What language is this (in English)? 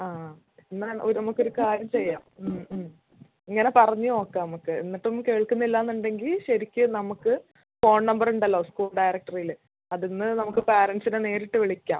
Malayalam